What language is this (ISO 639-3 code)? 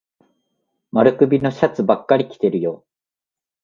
jpn